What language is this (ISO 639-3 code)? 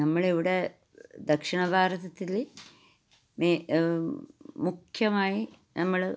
mal